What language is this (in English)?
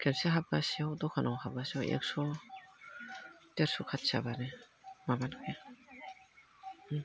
Bodo